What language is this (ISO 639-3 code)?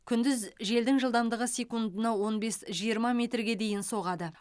kaz